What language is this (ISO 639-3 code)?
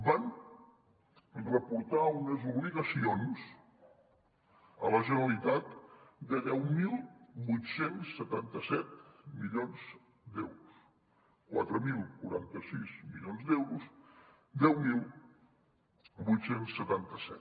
cat